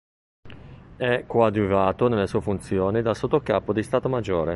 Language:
Italian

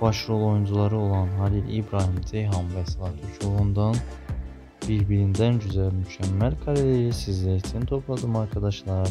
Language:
Turkish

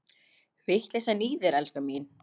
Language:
Icelandic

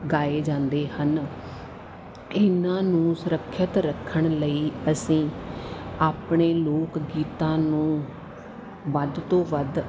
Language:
Punjabi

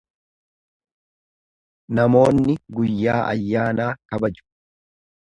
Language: Oromo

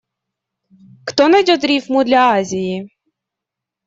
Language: Russian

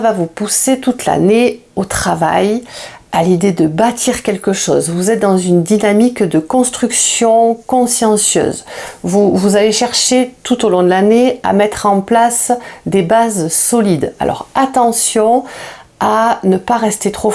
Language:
French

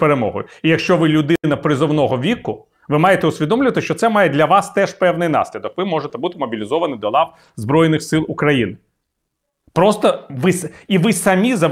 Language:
Ukrainian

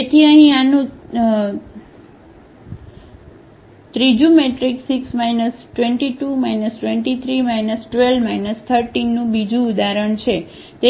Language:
Gujarati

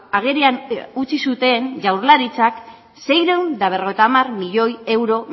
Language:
Basque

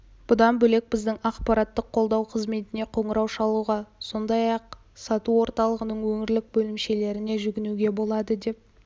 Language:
Kazakh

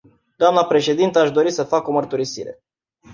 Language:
Romanian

